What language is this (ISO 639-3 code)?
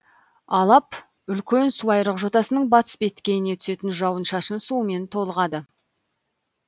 kaz